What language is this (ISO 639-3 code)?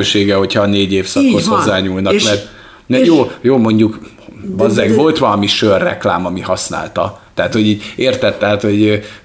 hun